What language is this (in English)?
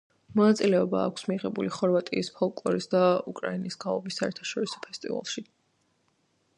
Georgian